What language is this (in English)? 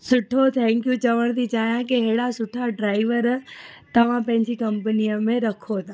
Sindhi